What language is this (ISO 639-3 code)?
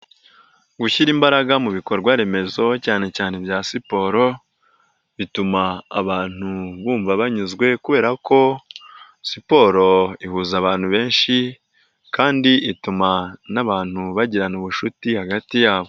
kin